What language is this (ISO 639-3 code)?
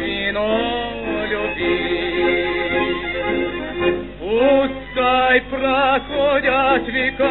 rus